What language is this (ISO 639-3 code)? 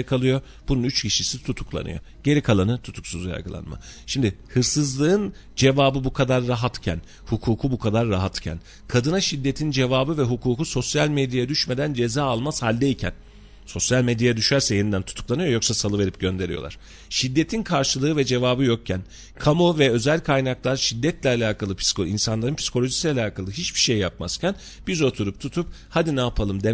tur